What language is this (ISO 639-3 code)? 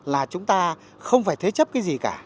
vie